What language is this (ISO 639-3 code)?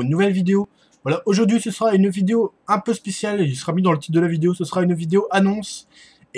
fra